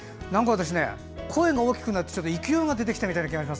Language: Japanese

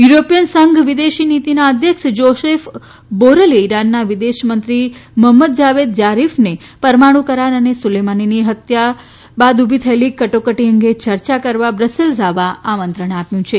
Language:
Gujarati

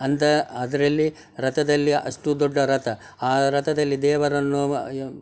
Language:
Kannada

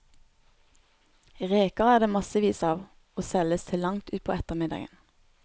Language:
Norwegian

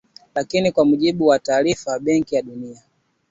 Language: Swahili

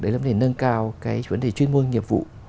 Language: Vietnamese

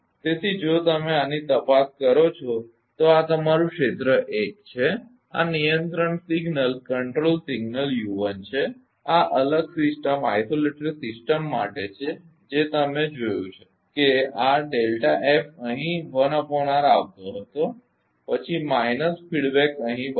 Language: Gujarati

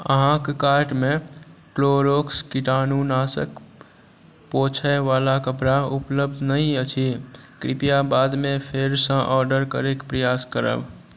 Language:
Maithili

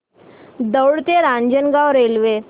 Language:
Marathi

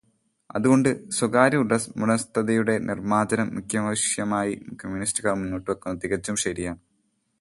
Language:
Malayalam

